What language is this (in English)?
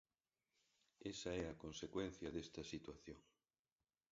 Galician